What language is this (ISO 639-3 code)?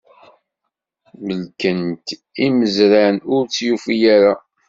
kab